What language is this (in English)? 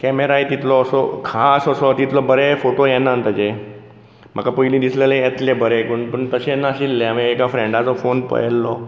Konkani